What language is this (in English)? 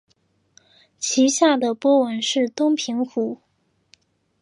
Chinese